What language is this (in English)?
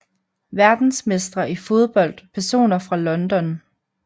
Danish